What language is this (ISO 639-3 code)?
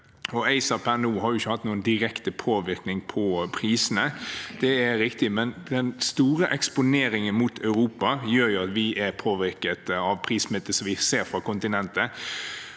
nor